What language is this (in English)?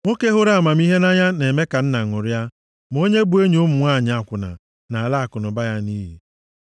Igbo